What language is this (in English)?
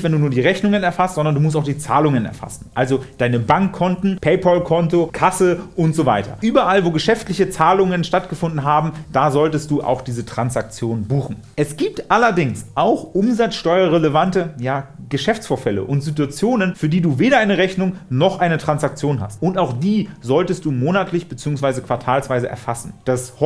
German